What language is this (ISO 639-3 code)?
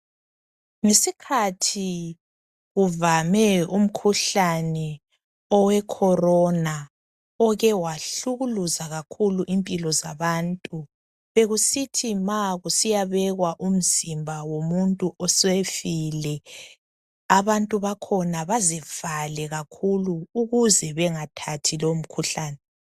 nde